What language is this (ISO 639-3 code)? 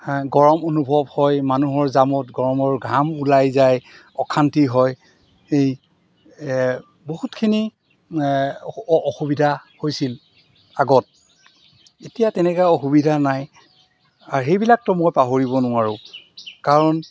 asm